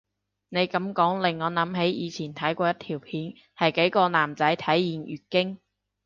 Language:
Cantonese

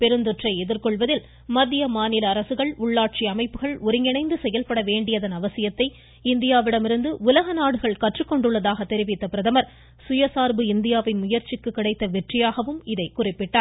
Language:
Tamil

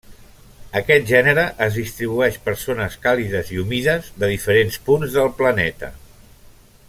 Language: Catalan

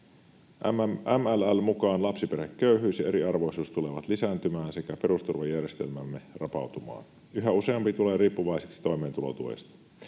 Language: Finnish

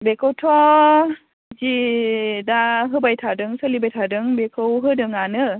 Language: Bodo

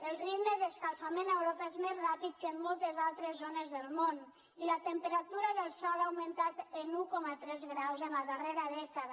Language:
Catalan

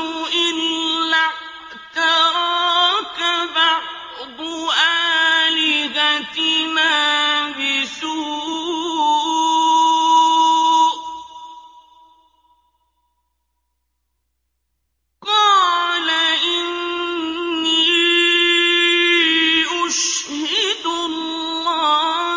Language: Arabic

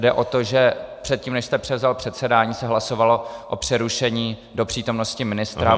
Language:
Czech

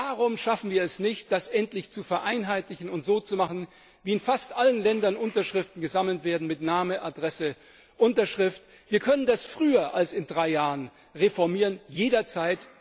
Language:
German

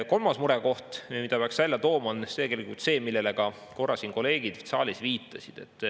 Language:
Estonian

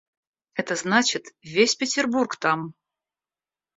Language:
Russian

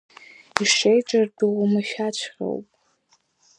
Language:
Abkhazian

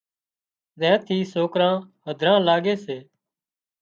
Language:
Wadiyara Koli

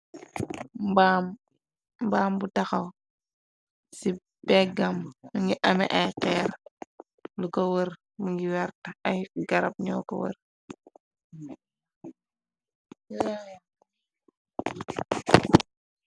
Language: Wolof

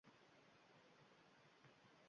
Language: Uzbek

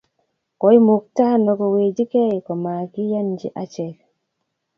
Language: Kalenjin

